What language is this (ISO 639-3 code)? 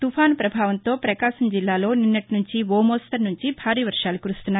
tel